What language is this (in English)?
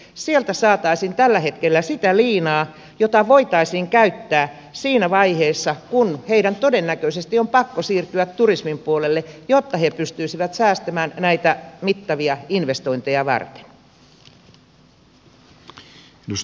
Finnish